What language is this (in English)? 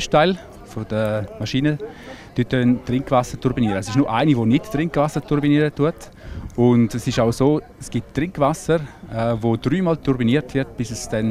German